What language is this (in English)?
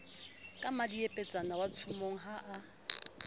Southern Sotho